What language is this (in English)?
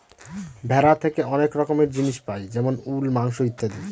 Bangla